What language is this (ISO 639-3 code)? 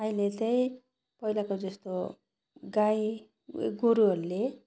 nep